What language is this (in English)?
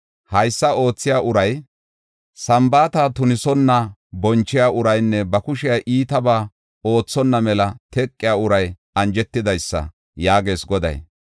Gofa